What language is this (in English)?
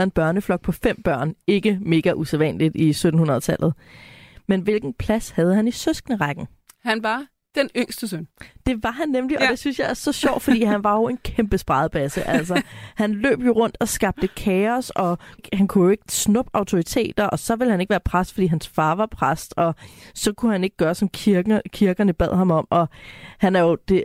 Danish